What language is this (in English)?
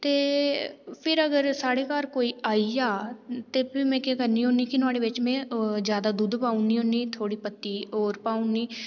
Dogri